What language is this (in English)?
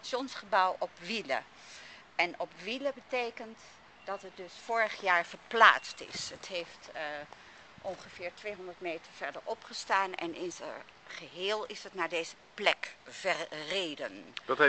Dutch